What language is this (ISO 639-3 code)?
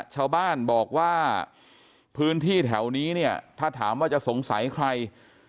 tha